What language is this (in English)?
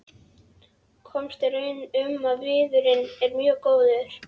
Icelandic